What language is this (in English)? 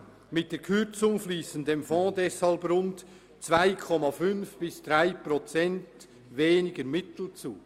Swiss German